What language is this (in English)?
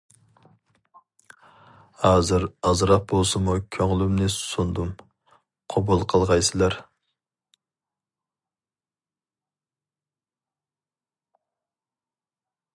Uyghur